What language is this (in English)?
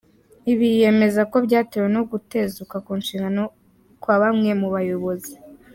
Kinyarwanda